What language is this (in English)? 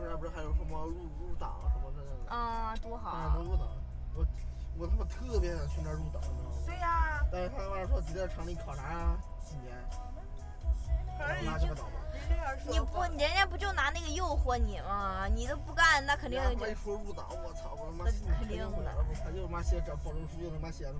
Chinese